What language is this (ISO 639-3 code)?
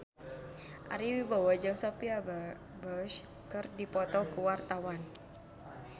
sun